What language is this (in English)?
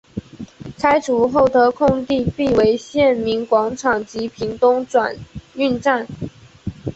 Chinese